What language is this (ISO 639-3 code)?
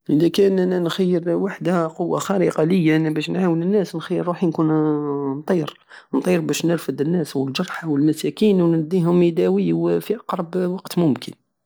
aao